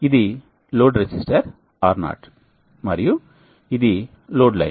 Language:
Telugu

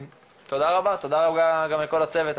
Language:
Hebrew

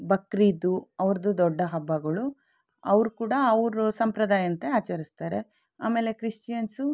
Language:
Kannada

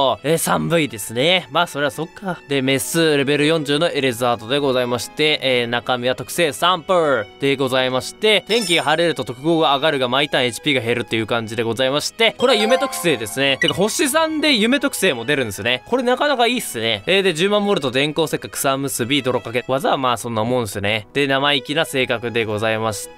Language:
Japanese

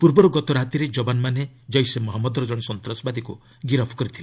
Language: Odia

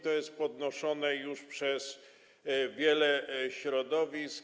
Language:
Polish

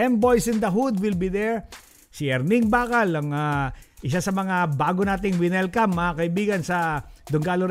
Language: Filipino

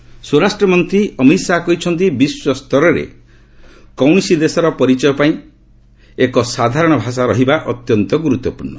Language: Odia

